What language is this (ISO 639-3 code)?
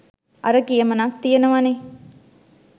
sin